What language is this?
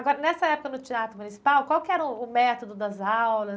Portuguese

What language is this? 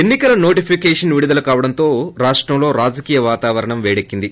Telugu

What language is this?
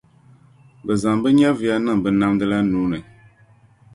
Dagbani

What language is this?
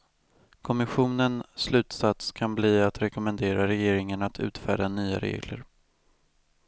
Swedish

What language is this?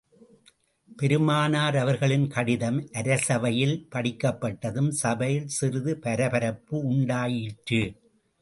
Tamil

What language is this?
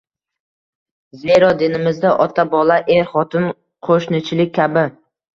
Uzbek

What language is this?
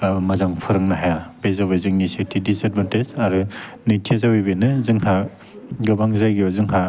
Bodo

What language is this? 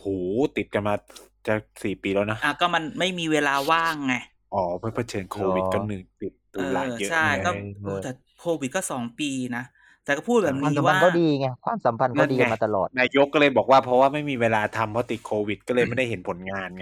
Thai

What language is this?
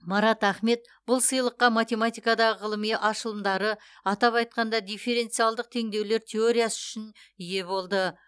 Kazakh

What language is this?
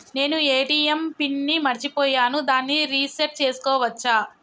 Telugu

